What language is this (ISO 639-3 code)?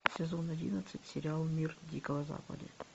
rus